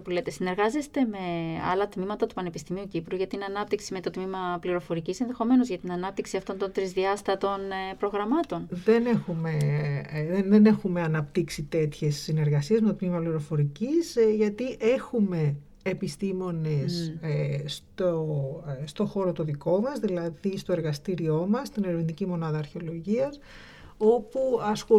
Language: Greek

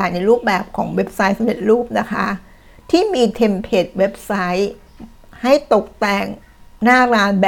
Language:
Thai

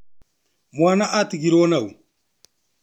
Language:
Kikuyu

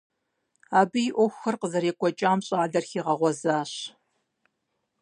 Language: Kabardian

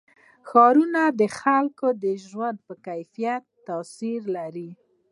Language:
Pashto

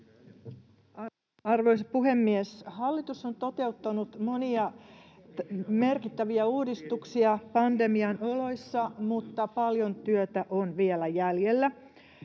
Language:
Finnish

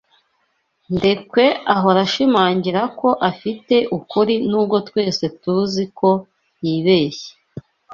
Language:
Kinyarwanda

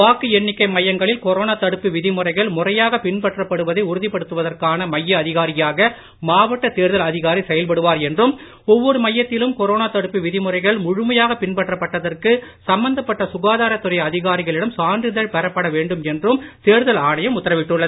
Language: Tamil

